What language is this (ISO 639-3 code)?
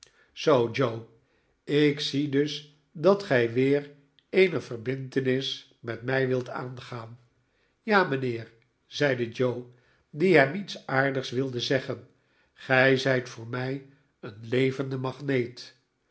nld